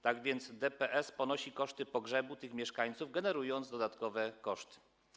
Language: Polish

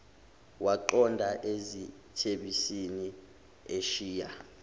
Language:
Zulu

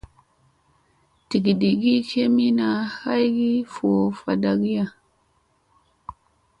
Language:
Musey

